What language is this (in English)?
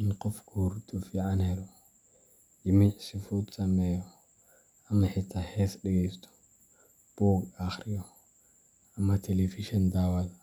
Somali